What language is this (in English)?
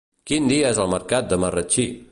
Catalan